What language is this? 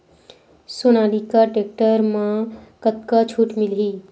Chhattisgarhi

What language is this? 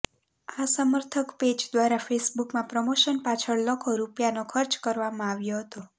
Gujarati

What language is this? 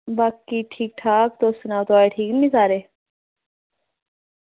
Dogri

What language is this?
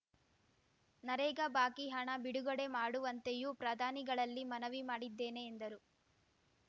Kannada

